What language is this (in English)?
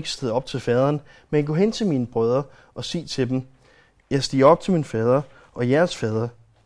Danish